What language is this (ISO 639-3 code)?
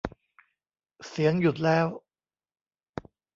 tha